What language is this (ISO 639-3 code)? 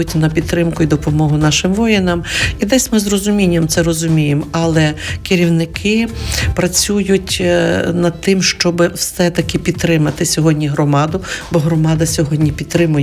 ukr